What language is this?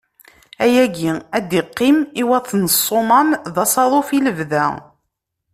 Kabyle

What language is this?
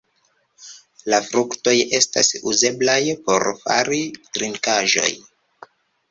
Esperanto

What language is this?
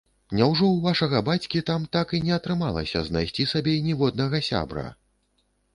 Belarusian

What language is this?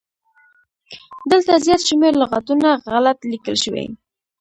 Pashto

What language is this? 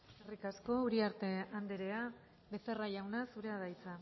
Basque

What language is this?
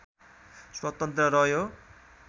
Nepali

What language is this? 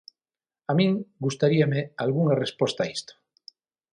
Galician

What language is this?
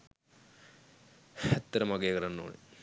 Sinhala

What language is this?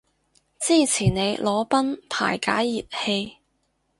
Cantonese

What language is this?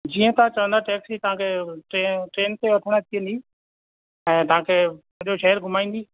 Sindhi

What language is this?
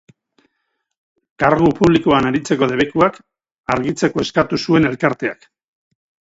Basque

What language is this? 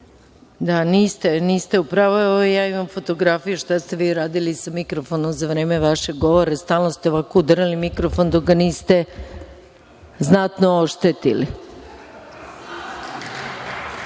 Serbian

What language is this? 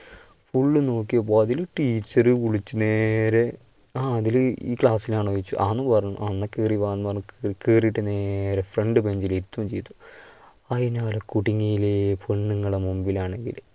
Malayalam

